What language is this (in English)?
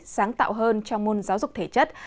Vietnamese